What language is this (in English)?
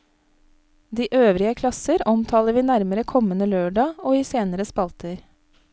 Norwegian